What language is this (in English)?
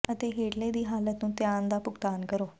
Punjabi